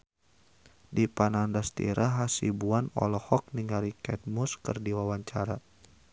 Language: Sundanese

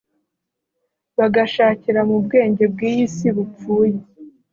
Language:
Kinyarwanda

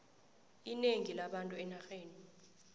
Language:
South Ndebele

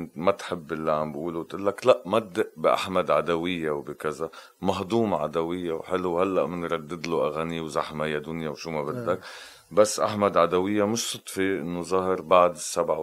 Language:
Arabic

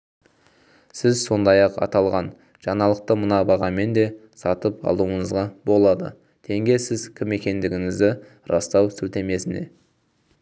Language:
Kazakh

